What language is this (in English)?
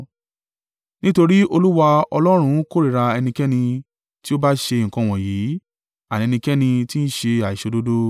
Yoruba